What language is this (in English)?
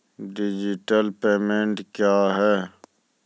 Maithili